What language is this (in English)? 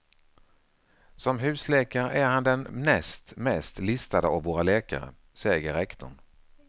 Swedish